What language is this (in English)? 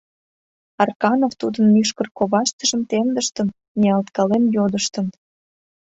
Mari